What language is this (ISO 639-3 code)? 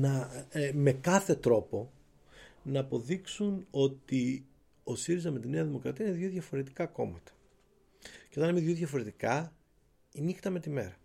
ell